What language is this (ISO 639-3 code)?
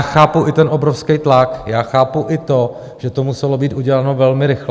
ces